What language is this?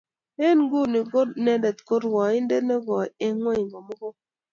Kalenjin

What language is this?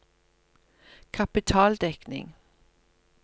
Norwegian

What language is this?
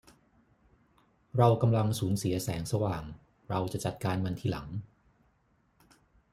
Thai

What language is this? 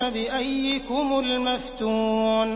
Arabic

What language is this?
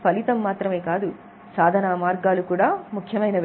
Telugu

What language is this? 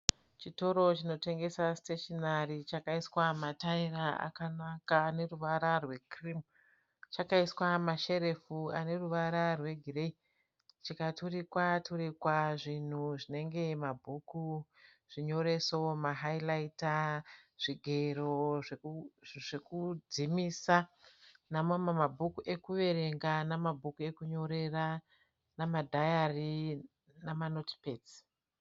Shona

